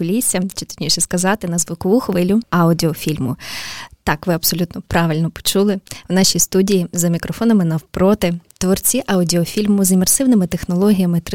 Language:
Ukrainian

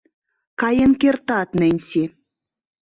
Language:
Mari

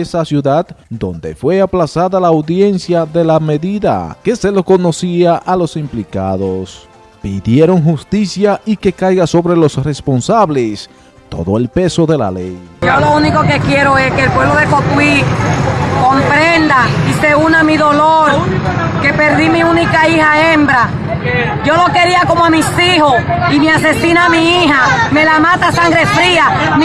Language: Spanish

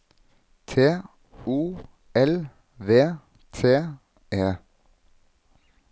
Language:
Norwegian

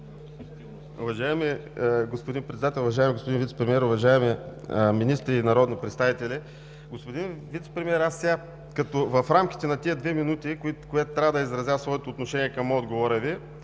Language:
Bulgarian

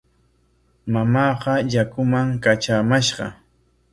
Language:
Corongo Ancash Quechua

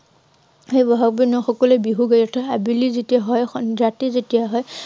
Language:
Assamese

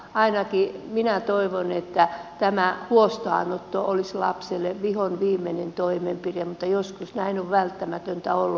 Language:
Finnish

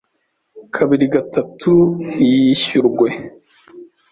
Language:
Kinyarwanda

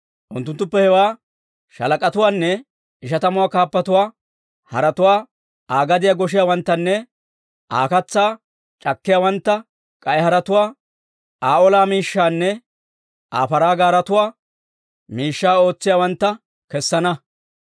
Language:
Dawro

